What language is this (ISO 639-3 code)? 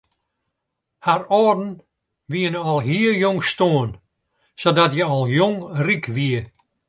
fry